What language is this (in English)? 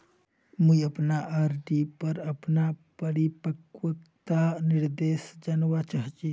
Magahi